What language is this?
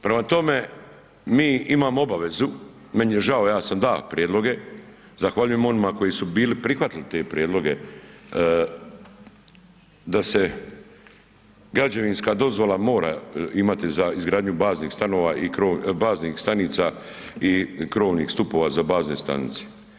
Croatian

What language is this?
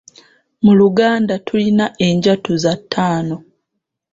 Ganda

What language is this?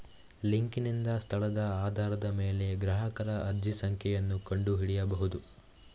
Kannada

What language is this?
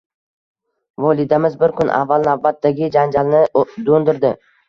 Uzbek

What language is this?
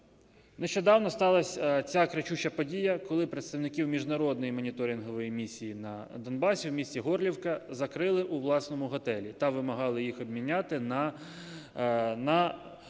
Ukrainian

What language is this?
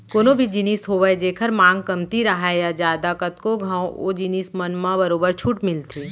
Chhattisgarhi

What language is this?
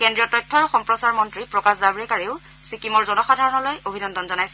Assamese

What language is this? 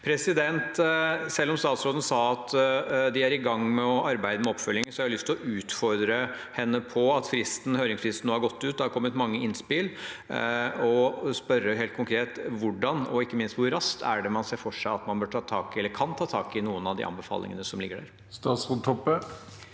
Norwegian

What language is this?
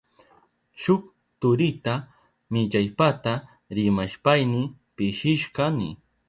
Southern Pastaza Quechua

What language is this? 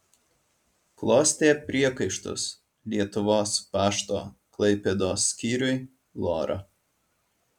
Lithuanian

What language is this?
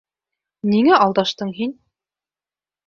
Bashkir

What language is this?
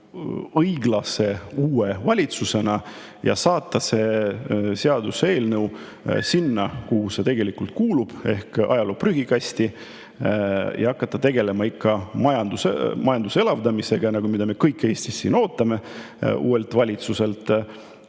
Estonian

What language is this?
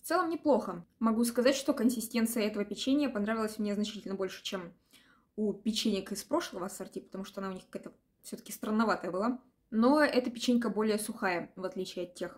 Russian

